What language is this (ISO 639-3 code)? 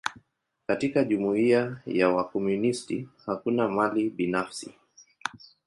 swa